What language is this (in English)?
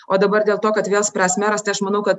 Lithuanian